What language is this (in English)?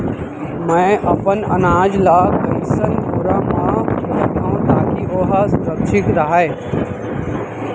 Chhattisgarhi